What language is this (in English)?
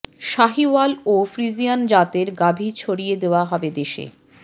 Bangla